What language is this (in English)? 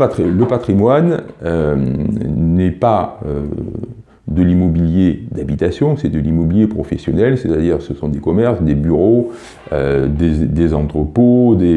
French